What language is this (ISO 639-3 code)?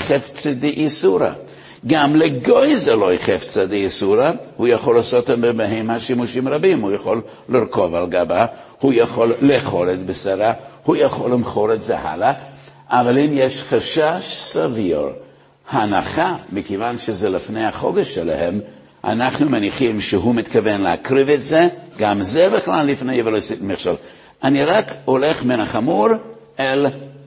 heb